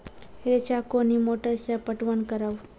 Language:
Maithili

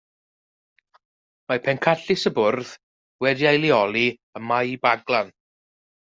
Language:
Welsh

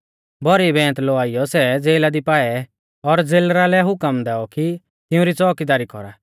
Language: Mahasu Pahari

